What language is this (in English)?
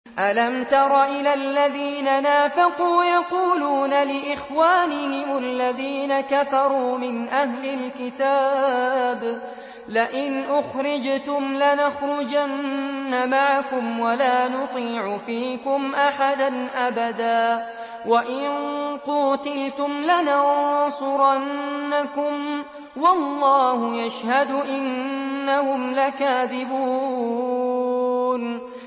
Arabic